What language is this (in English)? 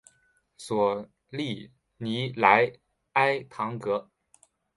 Chinese